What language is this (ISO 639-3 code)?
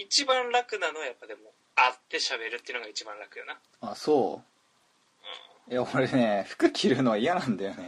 jpn